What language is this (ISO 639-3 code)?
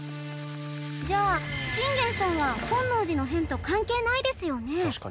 jpn